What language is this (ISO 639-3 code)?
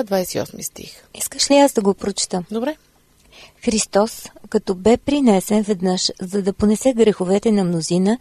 bul